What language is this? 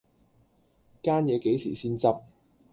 Cantonese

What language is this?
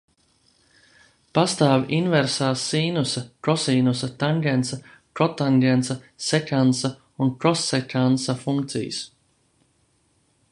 Latvian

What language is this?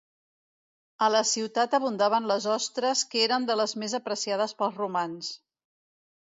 Catalan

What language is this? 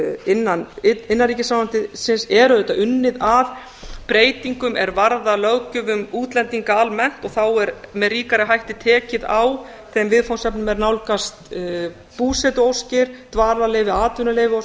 Icelandic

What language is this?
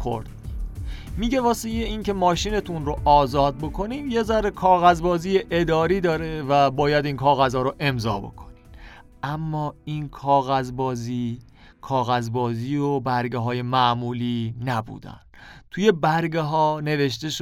Persian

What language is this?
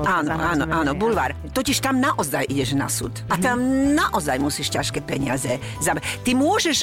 Slovak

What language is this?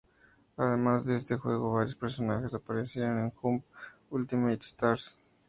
Spanish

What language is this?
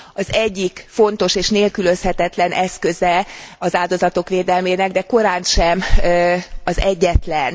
Hungarian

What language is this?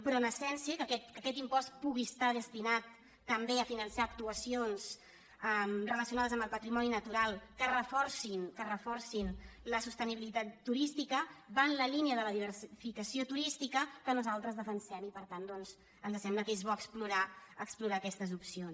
Catalan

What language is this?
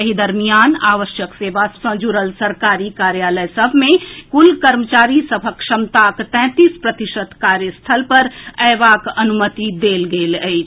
Maithili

